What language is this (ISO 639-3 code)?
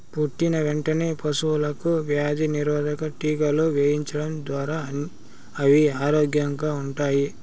tel